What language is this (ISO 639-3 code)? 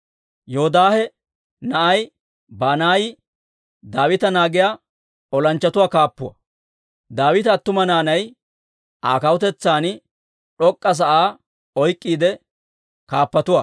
dwr